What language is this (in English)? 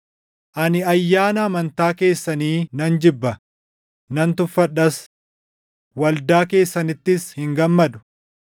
Oromo